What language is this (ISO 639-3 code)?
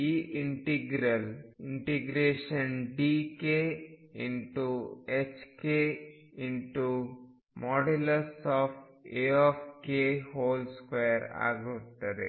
kan